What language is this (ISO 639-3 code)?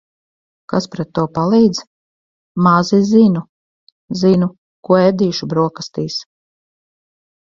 lav